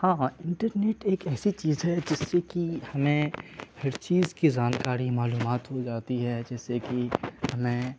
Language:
Urdu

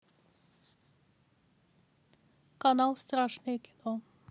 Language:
Russian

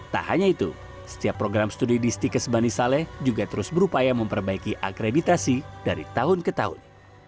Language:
Indonesian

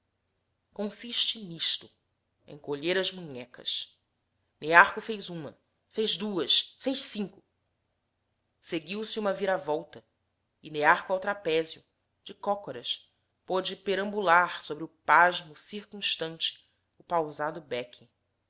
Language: Portuguese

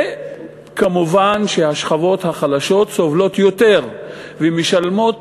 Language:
Hebrew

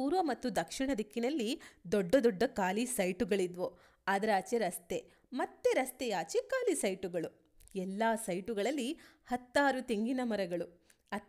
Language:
Kannada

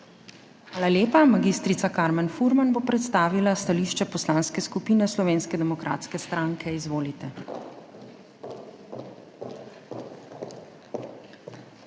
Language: Slovenian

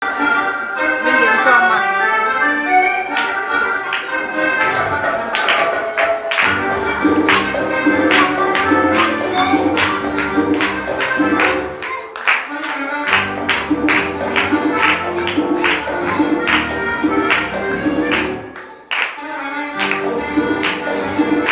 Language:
Telugu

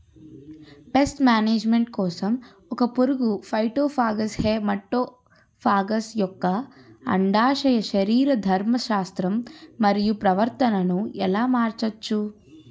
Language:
Telugu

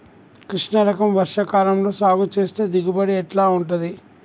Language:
Telugu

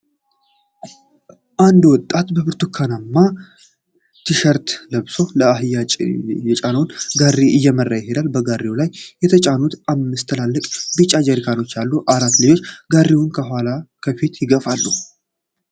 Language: Amharic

